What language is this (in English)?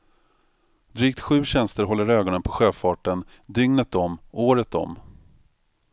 Swedish